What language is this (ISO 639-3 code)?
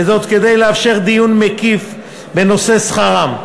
heb